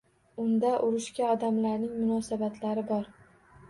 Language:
Uzbek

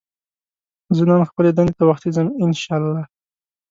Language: Pashto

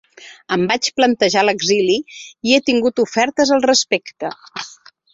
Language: Catalan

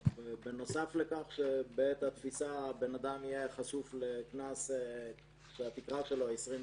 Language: Hebrew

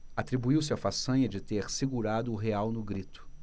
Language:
Portuguese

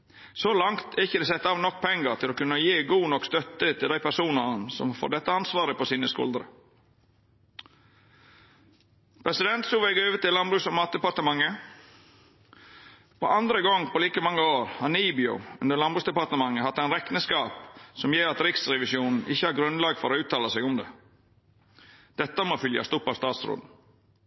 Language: Norwegian Nynorsk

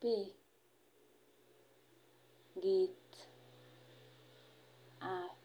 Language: Kalenjin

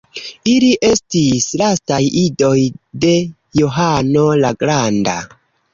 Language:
Esperanto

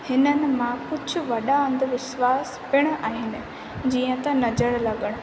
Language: Sindhi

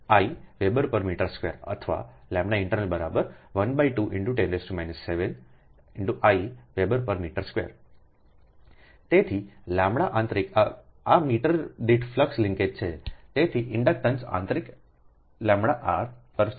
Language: Gujarati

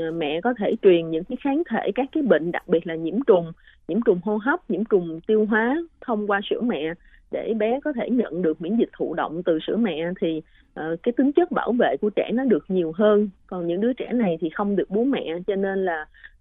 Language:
Vietnamese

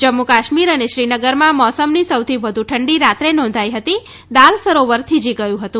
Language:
Gujarati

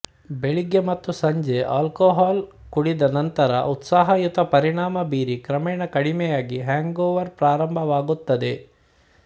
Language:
Kannada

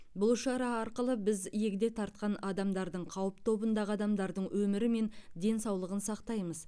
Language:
Kazakh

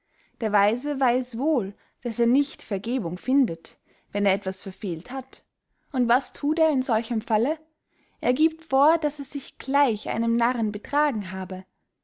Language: German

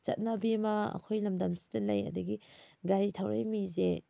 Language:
Manipuri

